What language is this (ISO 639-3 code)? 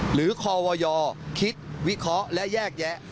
tha